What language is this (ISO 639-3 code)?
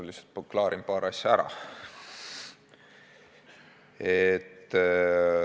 est